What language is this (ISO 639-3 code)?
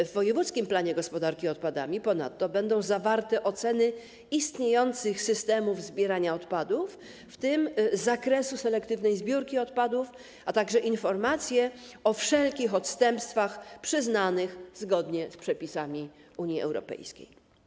pol